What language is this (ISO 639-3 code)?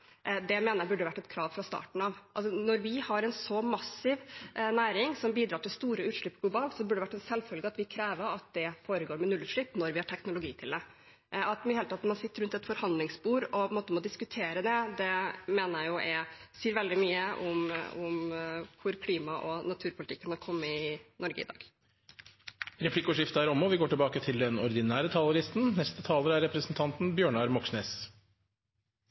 nor